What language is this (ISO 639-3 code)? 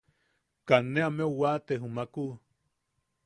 yaq